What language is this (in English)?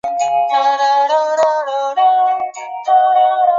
Chinese